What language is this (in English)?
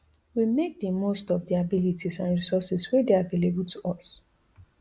Nigerian Pidgin